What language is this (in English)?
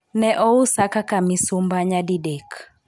Luo (Kenya and Tanzania)